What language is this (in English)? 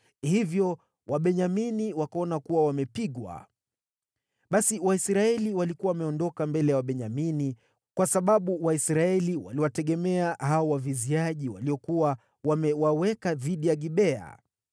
Swahili